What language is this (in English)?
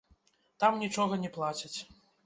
Belarusian